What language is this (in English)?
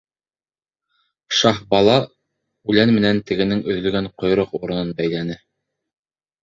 Bashkir